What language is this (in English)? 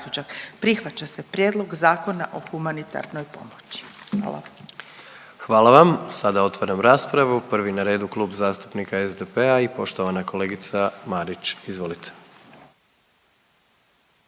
Croatian